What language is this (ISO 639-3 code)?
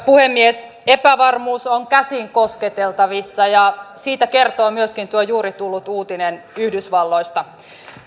fin